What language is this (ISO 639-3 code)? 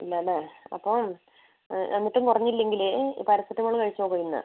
mal